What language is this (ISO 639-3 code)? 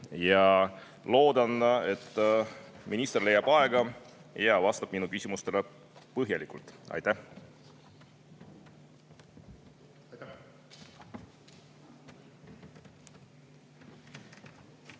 est